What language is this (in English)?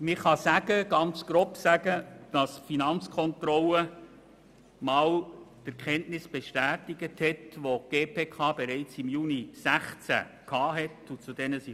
Swiss German